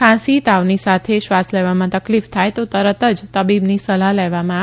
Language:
Gujarati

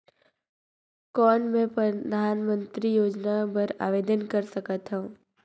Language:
Chhattisgarhi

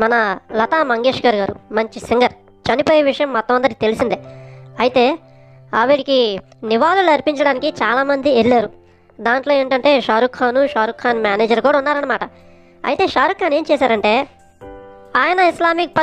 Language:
Romanian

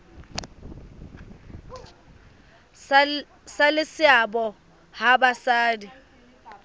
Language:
Southern Sotho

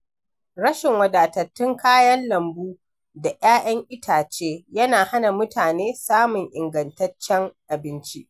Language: Hausa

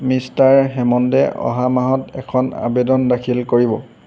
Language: Assamese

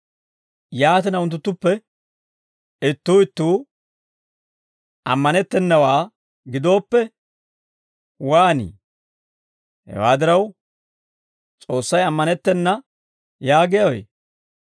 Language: Dawro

